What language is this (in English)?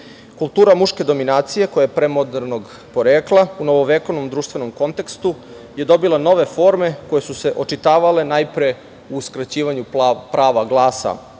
Serbian